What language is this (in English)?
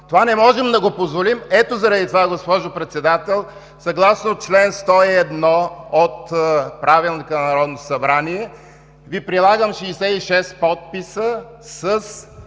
Bulgarian